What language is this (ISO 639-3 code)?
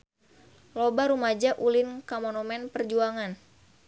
sun